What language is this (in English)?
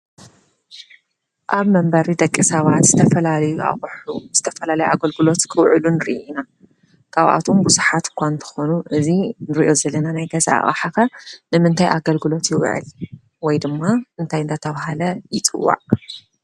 Tigrinya